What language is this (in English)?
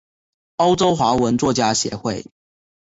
Chinese